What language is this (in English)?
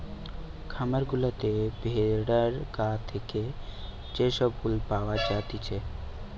Bangla